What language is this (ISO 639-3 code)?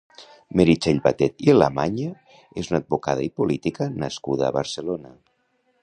cat